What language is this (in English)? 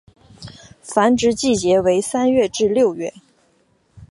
Chinese